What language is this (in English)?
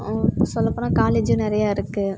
Tamil